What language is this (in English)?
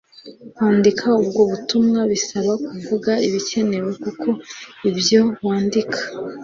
Kinyarwanda